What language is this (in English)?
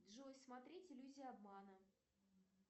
Russian